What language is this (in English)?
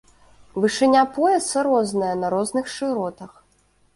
Belarusian